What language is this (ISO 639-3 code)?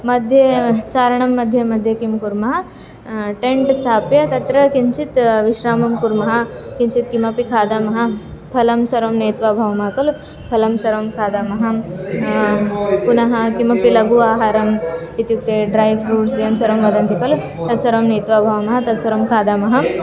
san